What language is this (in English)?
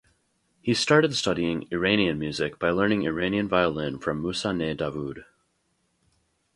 English